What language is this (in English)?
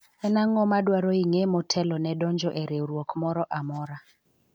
Luo (Kenya and Tanzania)